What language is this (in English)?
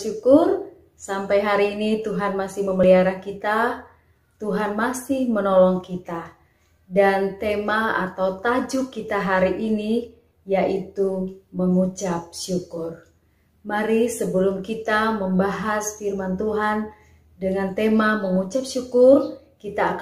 Indonesian